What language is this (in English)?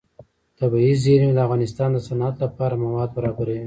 Pashto